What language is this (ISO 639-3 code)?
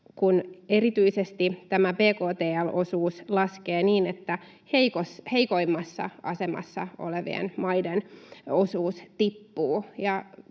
fin